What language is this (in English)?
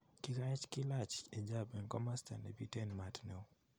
Kalenjin